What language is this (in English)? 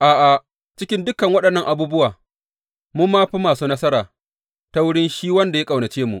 Hausa